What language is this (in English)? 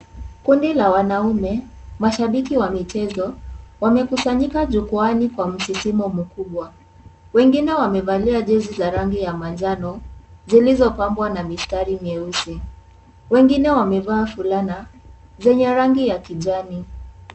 Swahili